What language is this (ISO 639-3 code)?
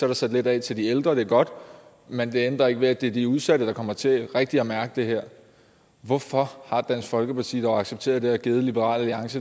dan